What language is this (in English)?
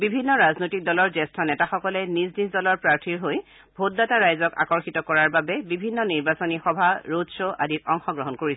Assamese